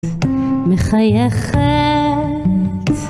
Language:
Hebrew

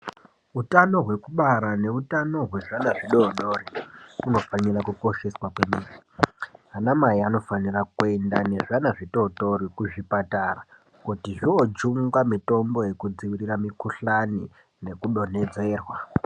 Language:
Ndau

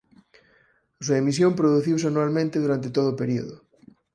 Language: Galician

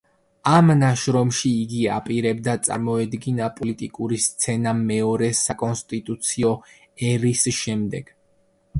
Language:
Georgian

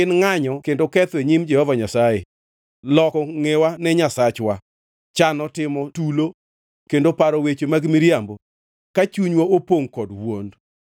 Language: Luo (Kenya and Tanzania)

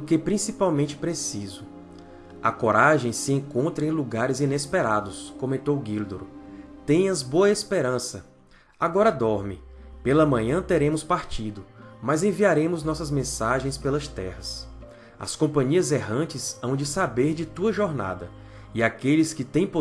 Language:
Portuguese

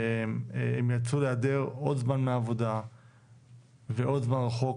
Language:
Hebrew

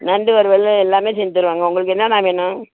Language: Tamil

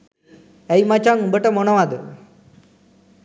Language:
Sinhala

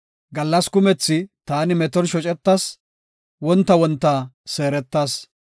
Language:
Gofa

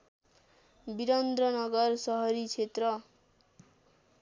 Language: Nepali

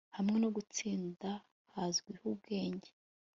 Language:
Kinyarwanda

